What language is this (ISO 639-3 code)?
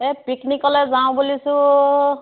asm